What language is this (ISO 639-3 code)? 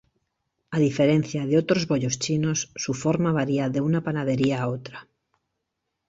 spa